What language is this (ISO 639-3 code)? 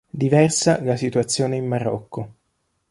ita